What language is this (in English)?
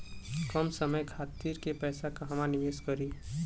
Bhojpuri